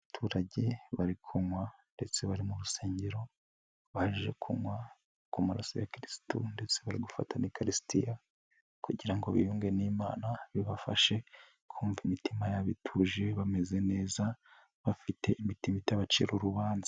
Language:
Kinyarwanda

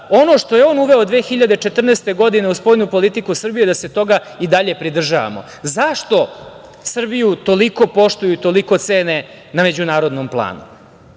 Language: Serbian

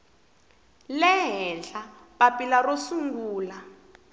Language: Tsonga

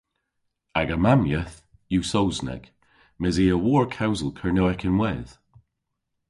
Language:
Cornish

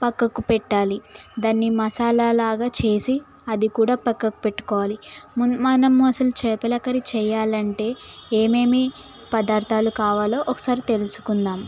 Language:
Telugu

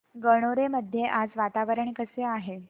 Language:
Marathi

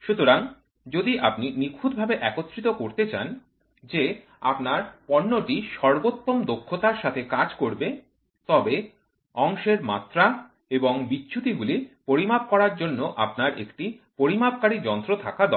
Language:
Bangla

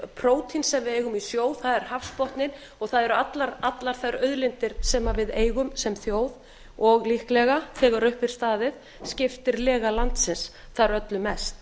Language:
Icelandic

